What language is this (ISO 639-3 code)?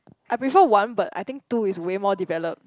eng